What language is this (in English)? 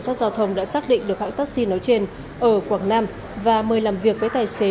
Vietnamese